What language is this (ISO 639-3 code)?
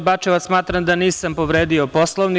srp